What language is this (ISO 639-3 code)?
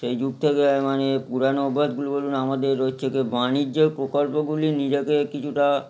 ben